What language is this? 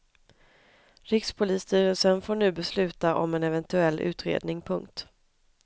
Swedish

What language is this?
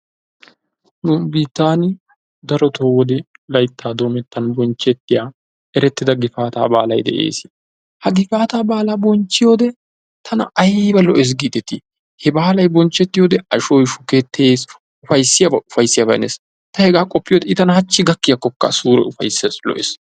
Wolaytta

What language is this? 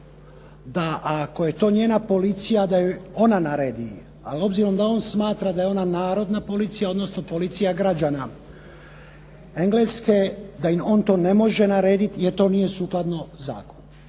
Croatian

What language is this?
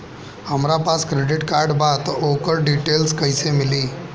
Bhojpuri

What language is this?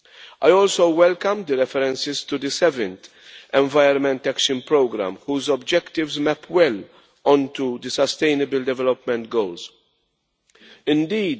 English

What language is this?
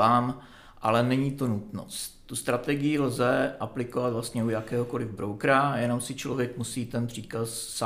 Czech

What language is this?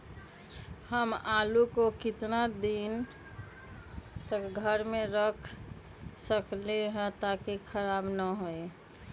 Magahi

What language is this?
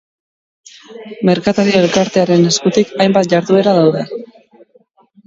Basque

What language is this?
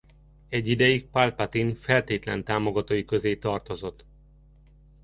Hungarian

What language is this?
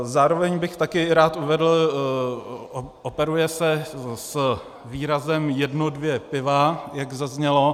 Czech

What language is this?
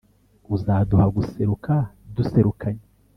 Kinyarwanda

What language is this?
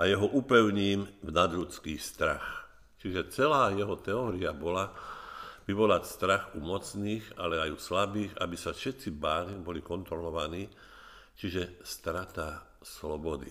Slovak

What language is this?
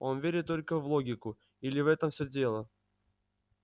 Russian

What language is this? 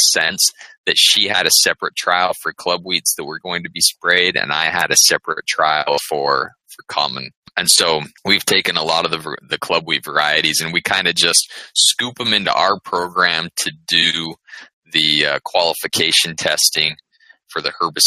English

